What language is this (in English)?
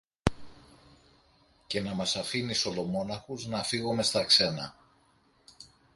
Greek